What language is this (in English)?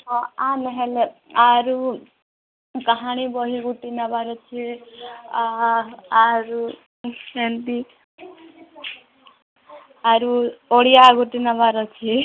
Odia